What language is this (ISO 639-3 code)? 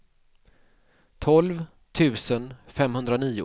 swe